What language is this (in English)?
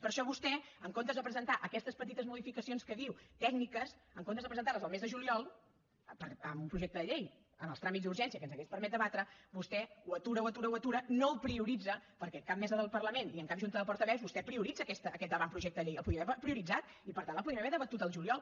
Catalan